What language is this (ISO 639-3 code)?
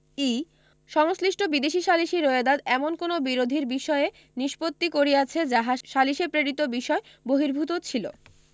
ben